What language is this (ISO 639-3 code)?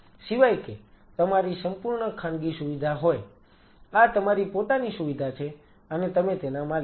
guj